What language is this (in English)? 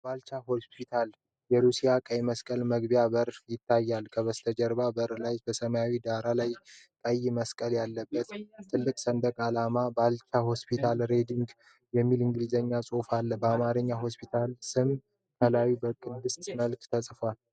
Amharic